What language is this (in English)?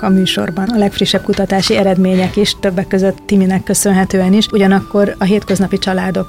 Hungarian